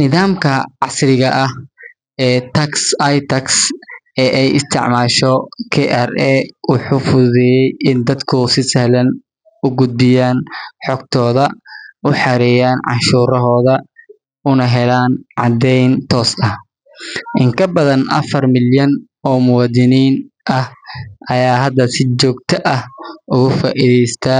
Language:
Somali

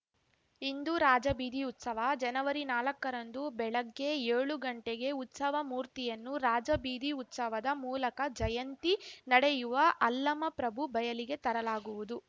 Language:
Kannada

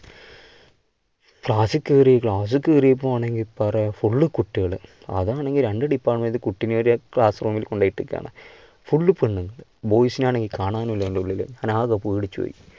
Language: Malayalam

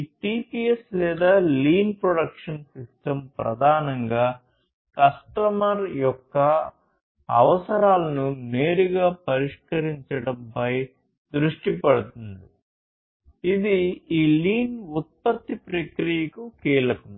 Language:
Telugu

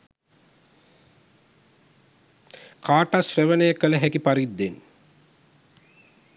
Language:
Sinhala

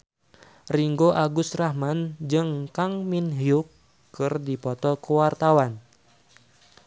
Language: Sundanese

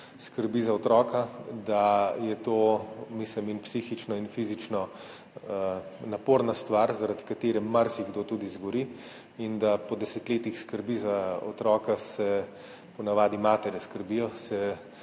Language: Slovenian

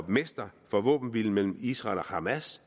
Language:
Danish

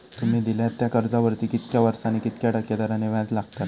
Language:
Marathi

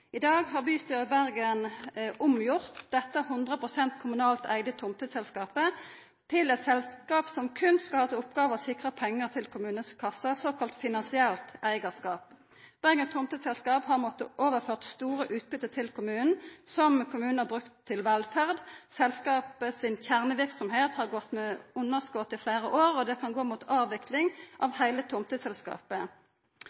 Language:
Norwegian Nynorsk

